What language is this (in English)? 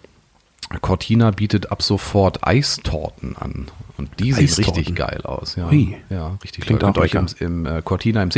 German